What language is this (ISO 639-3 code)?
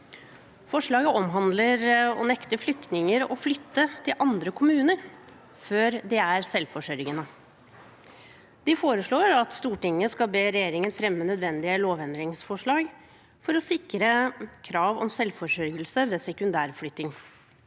nor